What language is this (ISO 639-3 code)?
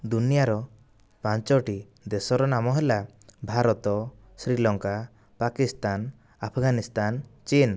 ori